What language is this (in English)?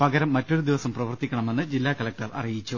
Malayalam